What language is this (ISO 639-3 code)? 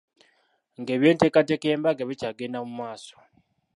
lug